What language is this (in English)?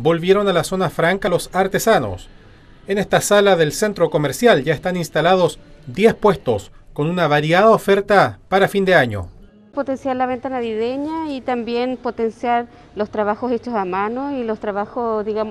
Spanish